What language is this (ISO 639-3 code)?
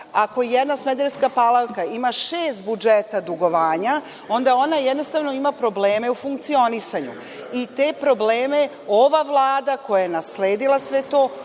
srp